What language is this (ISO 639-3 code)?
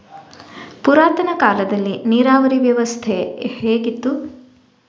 kan